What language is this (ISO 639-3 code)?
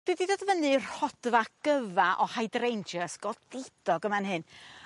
cym